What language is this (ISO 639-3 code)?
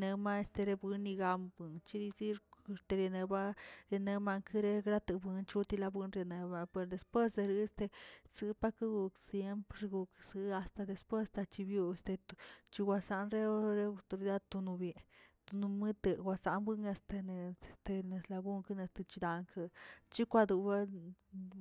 zts